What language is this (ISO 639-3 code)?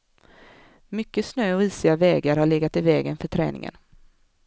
swe